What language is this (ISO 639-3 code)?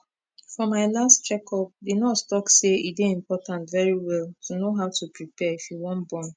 pcm